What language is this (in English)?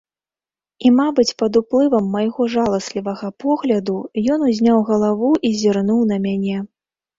Belarusian